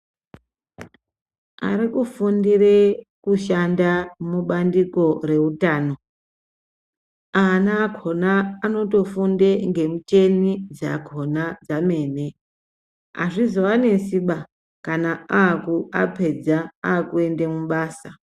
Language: Ndau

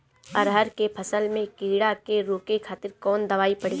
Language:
Bhojpuri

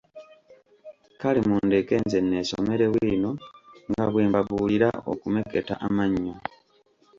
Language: Ganda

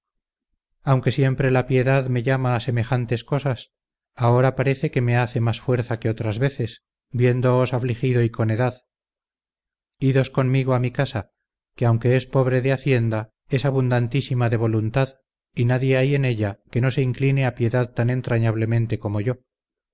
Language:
Spanish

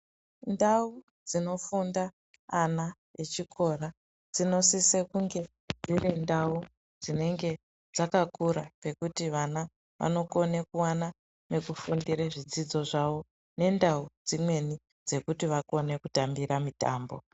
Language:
Ndau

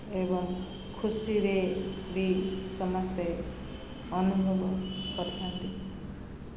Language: Odia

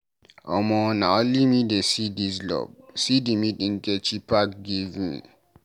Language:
Nigerian Pidgin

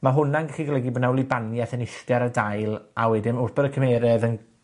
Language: Welsh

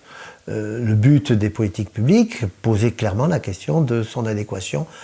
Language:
French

